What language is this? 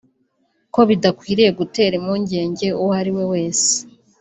Kinyarwanda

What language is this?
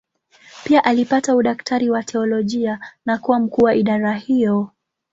Swahili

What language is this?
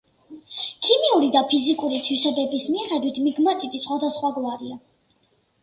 Georgian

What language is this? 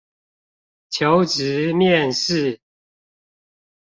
Chinese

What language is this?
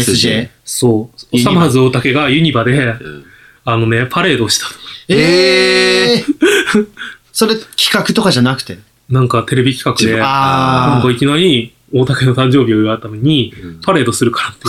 Japanese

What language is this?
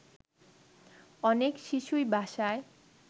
Bangla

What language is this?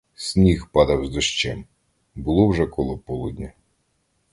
Ukrainian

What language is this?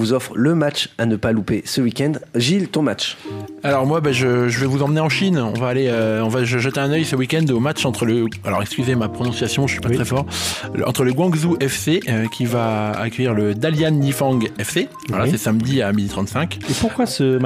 French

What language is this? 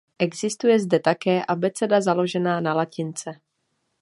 Czech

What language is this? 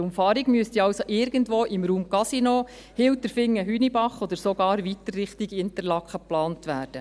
Swiss German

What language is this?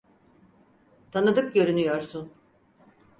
Turkish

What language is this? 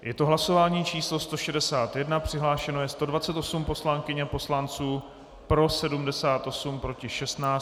Czech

